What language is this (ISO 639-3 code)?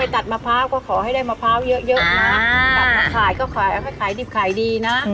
tha